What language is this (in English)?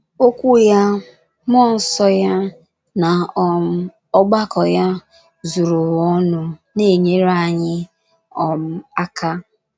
Igbo